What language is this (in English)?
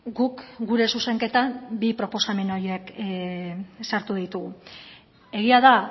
Basque